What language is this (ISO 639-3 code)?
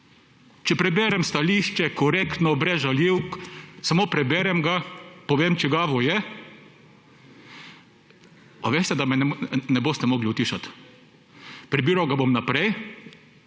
slv